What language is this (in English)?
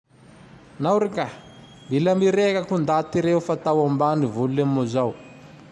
Tandroy-Mahafaly Malagasy